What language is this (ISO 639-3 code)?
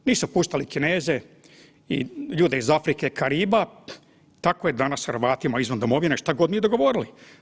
hrv